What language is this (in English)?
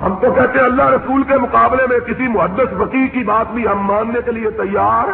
Urdu